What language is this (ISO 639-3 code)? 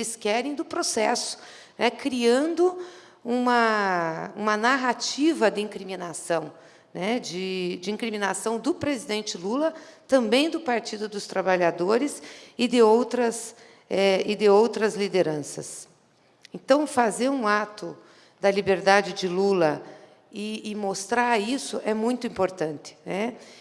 por